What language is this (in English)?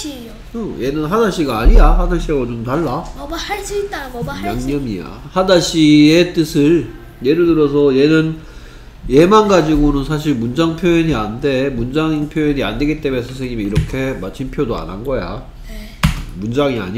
Korean